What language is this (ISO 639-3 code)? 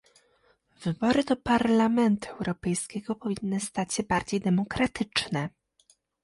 pol